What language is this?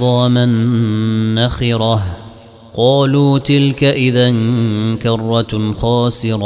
Arabic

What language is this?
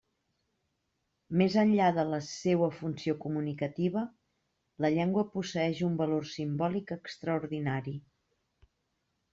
Catalan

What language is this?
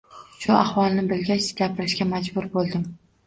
Uzbek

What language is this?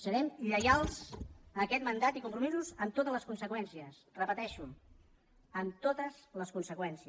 Catalan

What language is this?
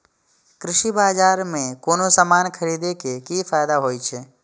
Maithili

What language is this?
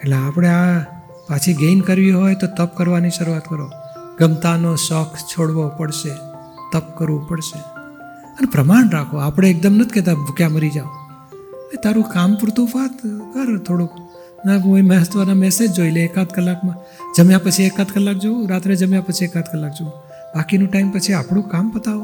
Gujarati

